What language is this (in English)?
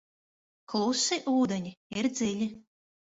Latvian